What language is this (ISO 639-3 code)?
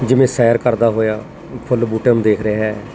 pan